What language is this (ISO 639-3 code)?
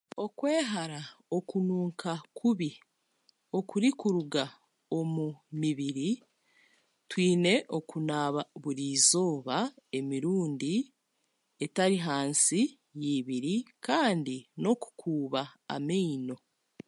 cgg